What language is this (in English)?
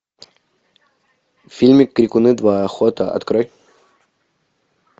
Russian